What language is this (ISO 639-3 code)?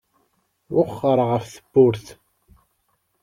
kab